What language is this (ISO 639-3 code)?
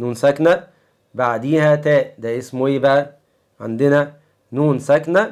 ara